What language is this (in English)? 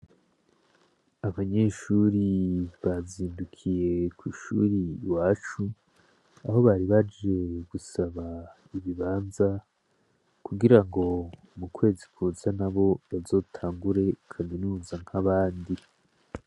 Rundi